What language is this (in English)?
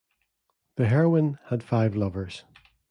English